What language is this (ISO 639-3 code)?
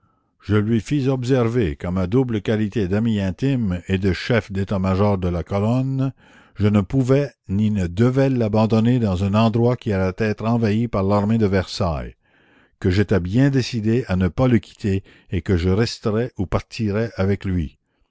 fra